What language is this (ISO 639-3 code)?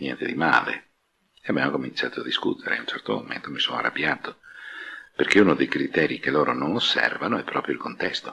ita